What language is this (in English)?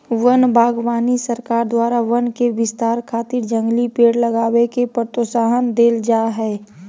Magahi